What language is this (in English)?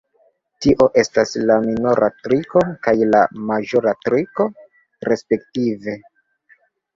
Esperanto